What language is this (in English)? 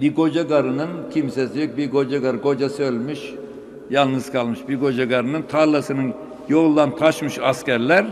Turkish